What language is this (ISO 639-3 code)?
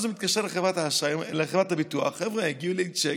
heb